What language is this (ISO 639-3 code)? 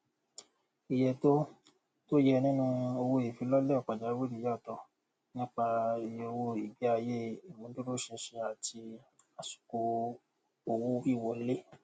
yor